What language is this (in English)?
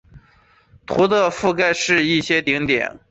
Chinese